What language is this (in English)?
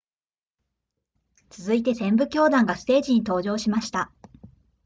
Japanese